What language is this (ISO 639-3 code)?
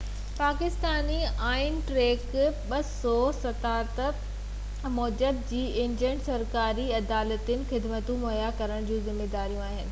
snd